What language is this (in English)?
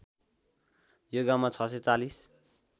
Nepali